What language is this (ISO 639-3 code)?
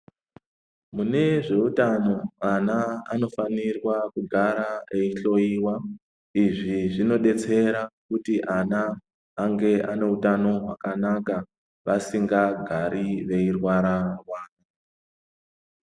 ndc